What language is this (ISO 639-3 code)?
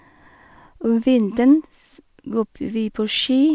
nor